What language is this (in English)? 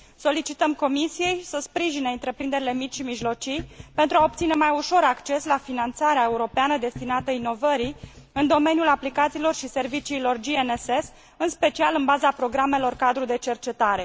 Romanian